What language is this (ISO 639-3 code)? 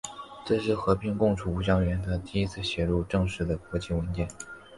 zho